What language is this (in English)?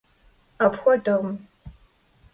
Kabardian